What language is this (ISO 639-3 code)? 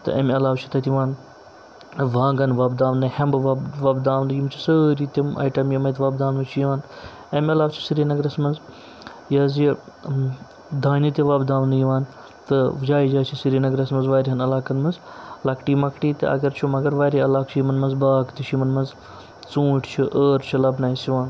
kas